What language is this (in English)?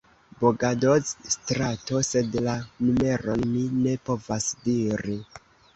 Esperanto